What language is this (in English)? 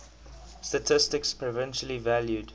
English